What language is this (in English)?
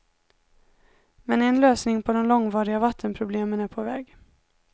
Swedish